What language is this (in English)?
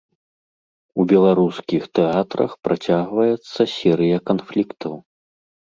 Belarusian